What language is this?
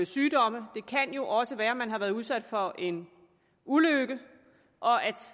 Danish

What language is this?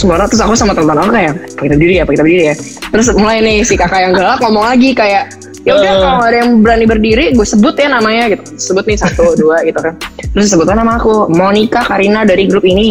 Indonesian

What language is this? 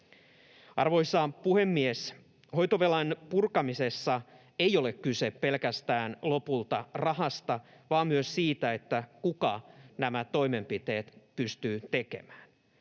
Finnish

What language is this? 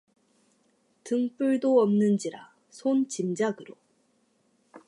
Korean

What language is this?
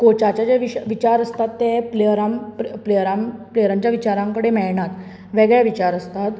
Konkani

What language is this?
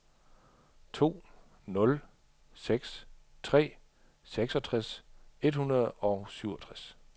Danish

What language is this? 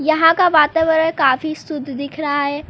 Hindi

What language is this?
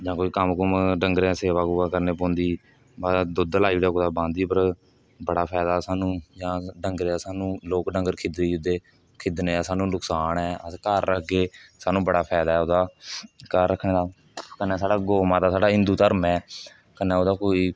Dogri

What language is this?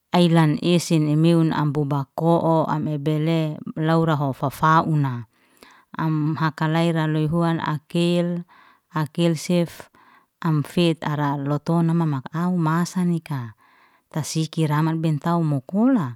Liana-Seti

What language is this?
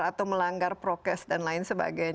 Indonesian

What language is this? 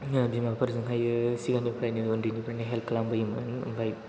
Bodo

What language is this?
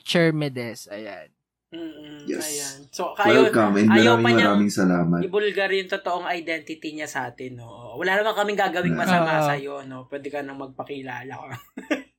Filipino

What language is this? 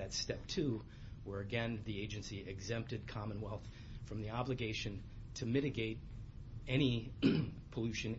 English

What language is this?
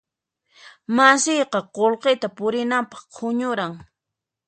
Puno Quechua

